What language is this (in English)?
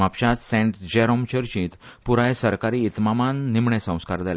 Konkani